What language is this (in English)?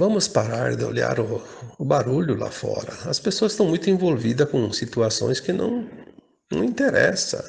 Portuguese